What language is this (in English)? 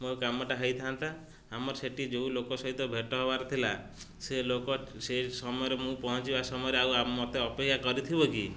Odia